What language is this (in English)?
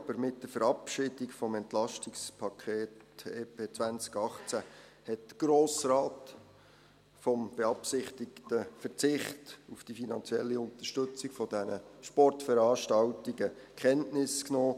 Swiss German